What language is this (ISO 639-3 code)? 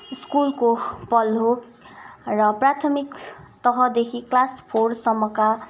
nep